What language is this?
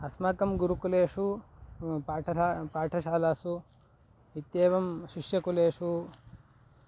Sanskrit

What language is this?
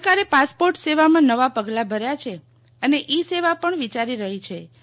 Gujarati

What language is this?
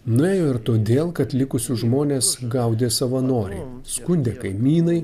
Lithuanian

